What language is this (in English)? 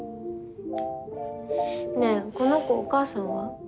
Japanese